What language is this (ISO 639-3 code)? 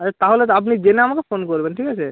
ben